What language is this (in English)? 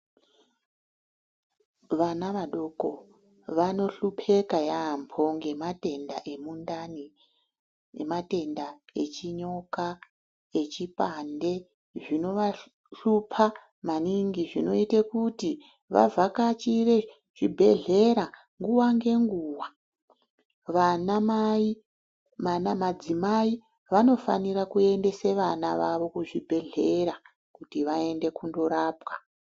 Ndau